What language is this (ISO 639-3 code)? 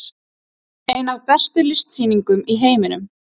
isl